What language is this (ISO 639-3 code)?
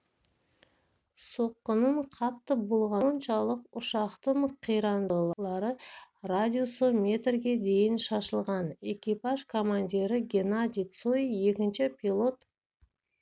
kaz